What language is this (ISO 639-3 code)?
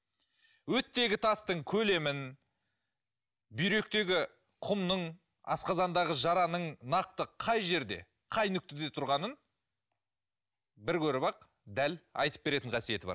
kaz